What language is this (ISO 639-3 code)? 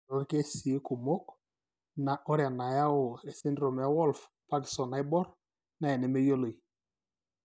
mas